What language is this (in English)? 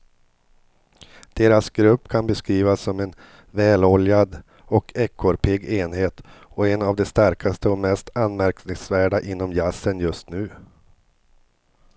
Swedish